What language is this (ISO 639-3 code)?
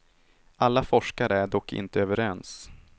swe